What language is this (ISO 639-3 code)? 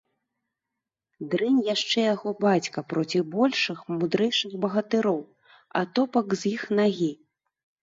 bel